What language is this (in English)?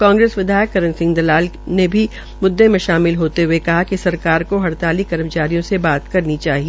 Hindi